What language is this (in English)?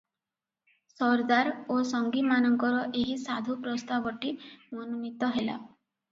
Odia